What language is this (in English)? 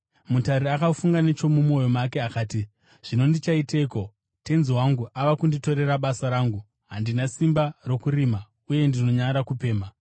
Shona